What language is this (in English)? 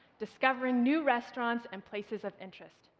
English